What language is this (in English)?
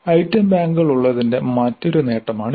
Malayalam